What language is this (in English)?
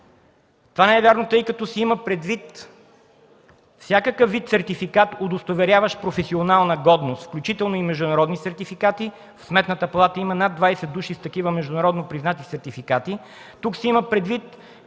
Bulgarian